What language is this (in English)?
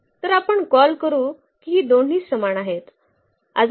Marathi